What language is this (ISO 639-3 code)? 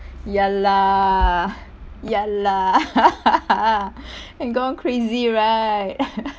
eng